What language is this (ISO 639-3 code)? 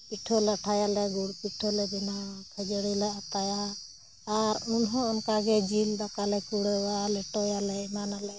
sat